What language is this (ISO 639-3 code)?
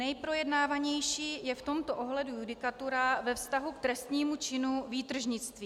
ces